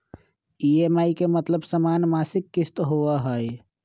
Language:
Magahi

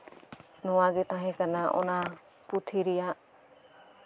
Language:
Santali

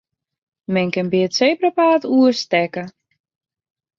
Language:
Western Frisian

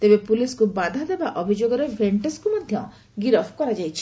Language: Odia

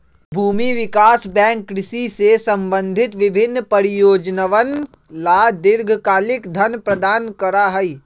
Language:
Magahi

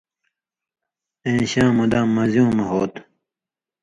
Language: Indus Kohistani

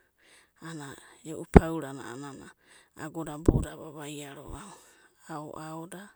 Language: Abadi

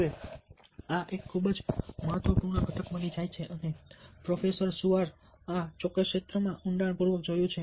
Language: Gujarati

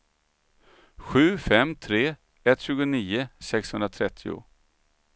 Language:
Swedish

